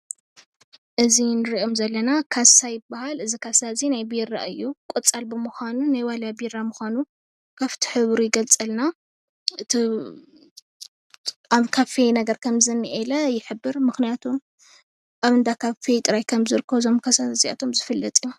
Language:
Tigrinya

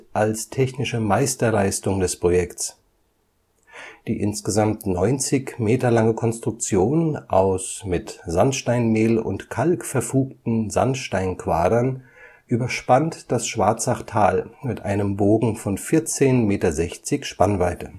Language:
German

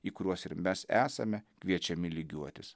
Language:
Lithuanian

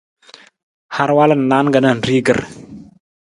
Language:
Nawdm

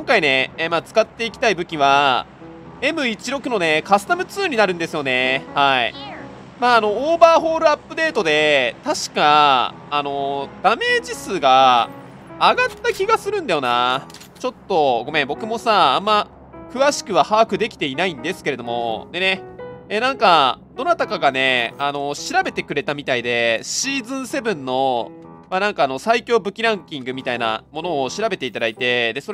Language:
Japanese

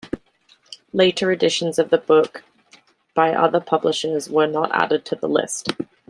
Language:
English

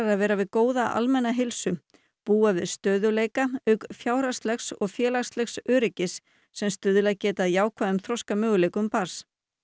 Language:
Icelandic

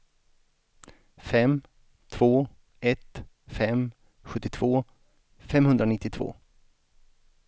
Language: Swedish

